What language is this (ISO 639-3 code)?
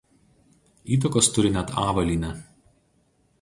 lit